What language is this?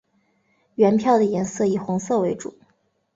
Chinese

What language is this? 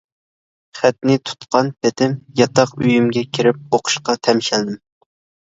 Uyghur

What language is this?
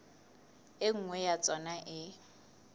Southern Sotho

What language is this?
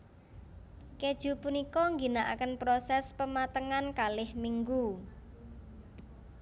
Javanese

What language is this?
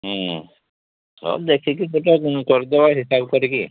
Odia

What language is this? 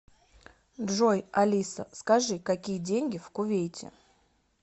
Russian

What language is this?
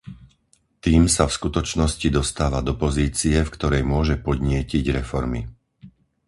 Slovak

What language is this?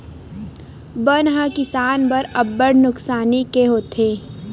Chhattisgarhi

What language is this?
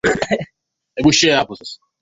Swahili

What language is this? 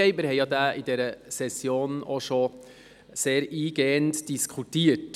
Swiss German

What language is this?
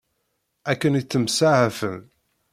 Kabyle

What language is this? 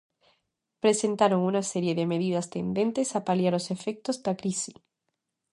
Galician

